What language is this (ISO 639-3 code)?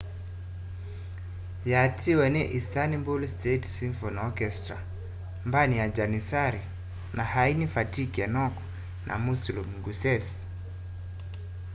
kam